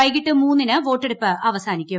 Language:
Malayalam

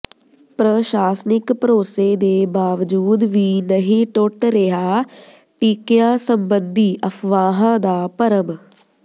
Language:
Punjabi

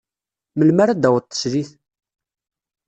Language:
Kabyle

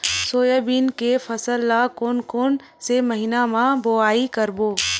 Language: Chhattisgarhi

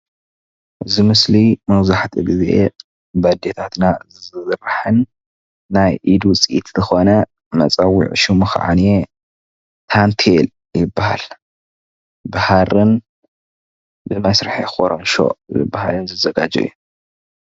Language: Tigrinya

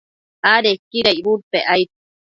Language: Matsés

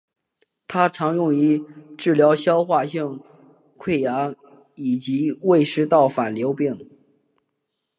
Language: Chinese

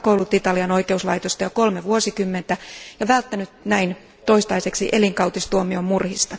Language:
Finnish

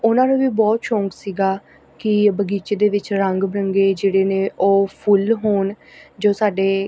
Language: Punjabi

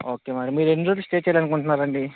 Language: Telugu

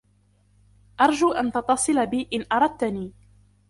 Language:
Arabic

